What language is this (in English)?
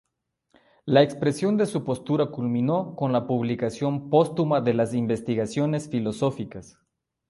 Spanish